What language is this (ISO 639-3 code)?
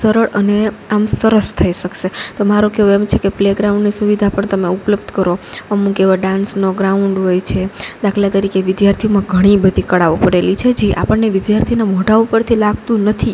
guj